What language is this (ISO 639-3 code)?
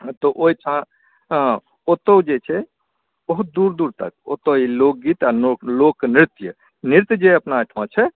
mai